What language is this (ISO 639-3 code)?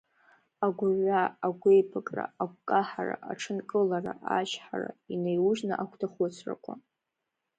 abk